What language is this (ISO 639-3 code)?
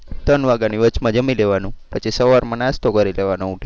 guj